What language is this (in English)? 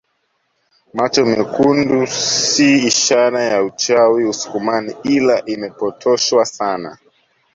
Swahili